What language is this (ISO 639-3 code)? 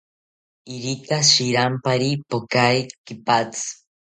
cpy